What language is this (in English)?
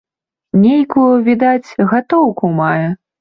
Belarusian